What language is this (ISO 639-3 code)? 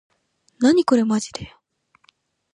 jpn